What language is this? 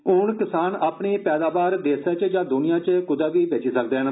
Dogri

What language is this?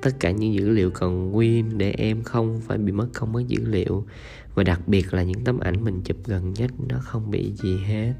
Vietnamese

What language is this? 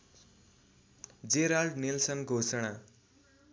Nepali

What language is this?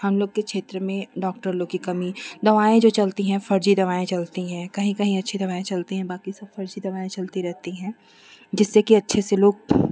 Hindi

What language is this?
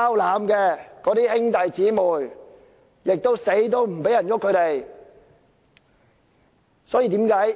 Cantonese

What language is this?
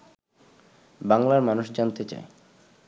Bangla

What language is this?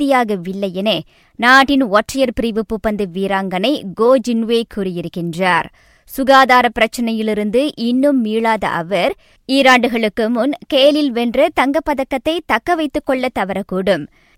Tamil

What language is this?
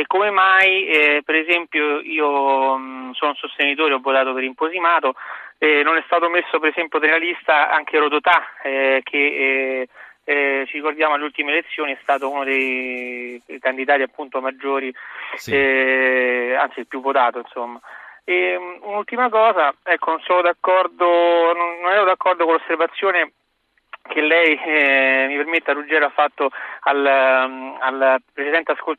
Italian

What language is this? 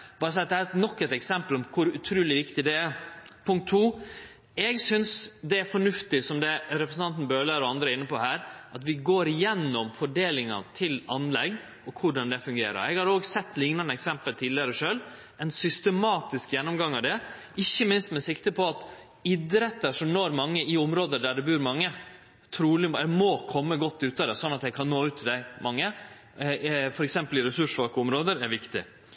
Norwegian Nynorsk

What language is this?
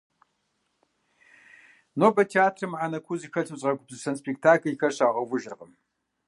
Kabardian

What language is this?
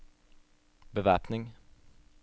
Norwegian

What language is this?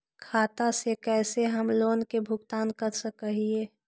Magahi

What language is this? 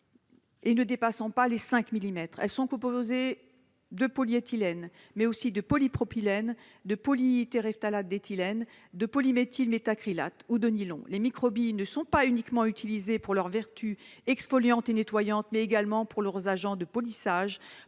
French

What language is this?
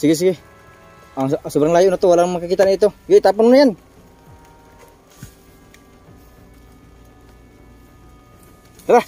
Indonesian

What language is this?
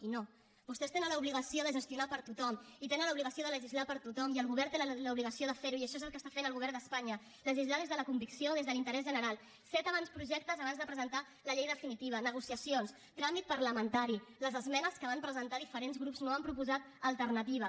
Catalan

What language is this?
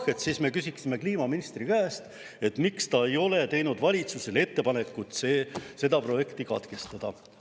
Estonian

